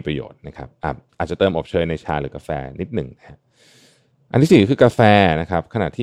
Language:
Thai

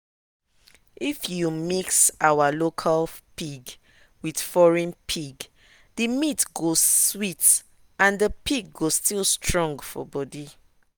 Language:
Nigerian Pidgin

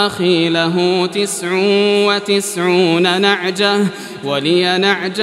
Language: Arabic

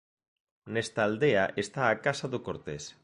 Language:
Galician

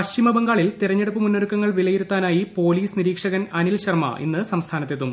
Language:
Malayalam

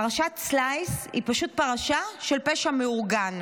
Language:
Hebrew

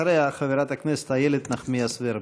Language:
Hebrew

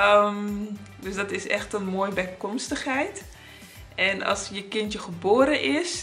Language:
Dutch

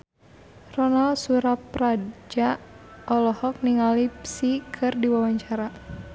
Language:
Sundanese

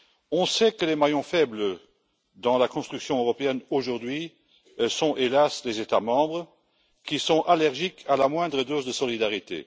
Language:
French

